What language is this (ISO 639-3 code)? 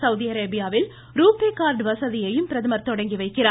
tam